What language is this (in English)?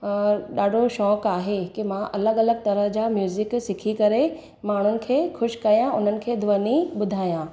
Sindhi